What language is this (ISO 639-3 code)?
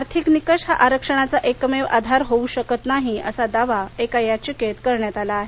mar